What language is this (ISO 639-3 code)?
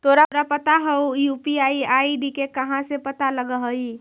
mag